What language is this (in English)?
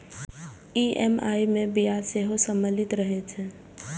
Maithili